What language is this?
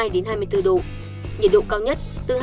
Vietnamese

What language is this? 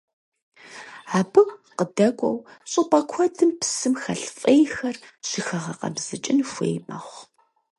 Kabardian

